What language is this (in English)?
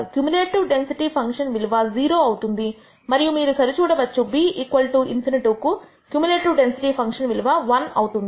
Telugu